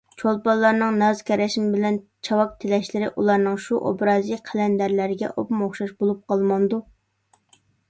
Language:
Uyghur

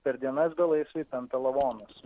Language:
Lithuanian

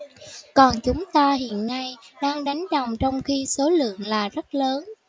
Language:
Vietnamese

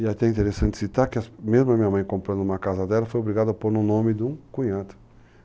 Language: Portuguese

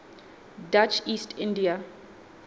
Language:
Southern Sotho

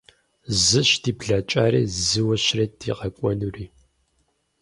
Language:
Kabardian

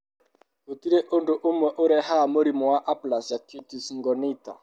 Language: Kikuyu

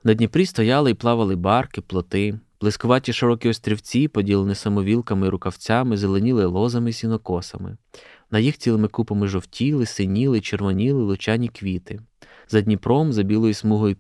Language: Ukrainian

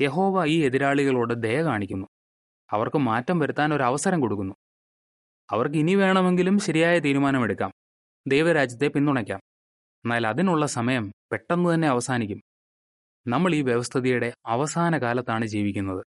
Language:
Malayalam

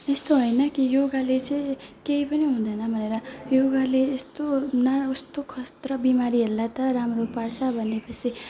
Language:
Nepali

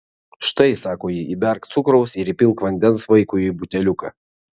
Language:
Lithuanian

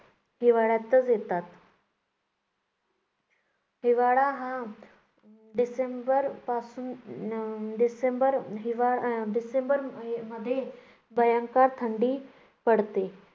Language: Marathi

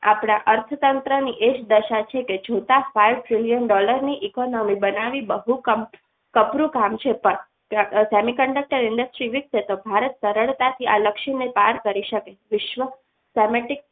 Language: Gujarati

